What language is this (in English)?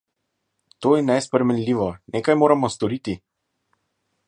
Slovenian